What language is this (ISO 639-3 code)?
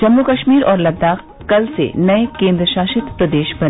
hin